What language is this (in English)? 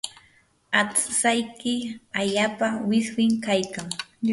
Yanahuanca Pasco Quechua